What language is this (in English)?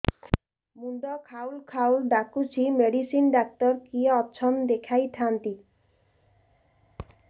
Odia